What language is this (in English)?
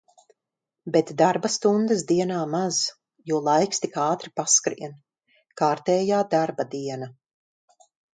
Latvian